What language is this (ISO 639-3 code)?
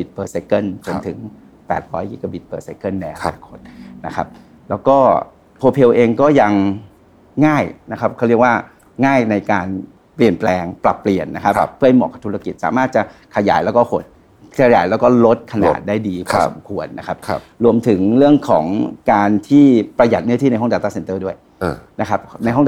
tha